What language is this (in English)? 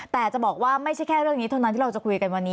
Thai